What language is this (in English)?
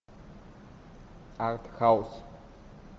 Russian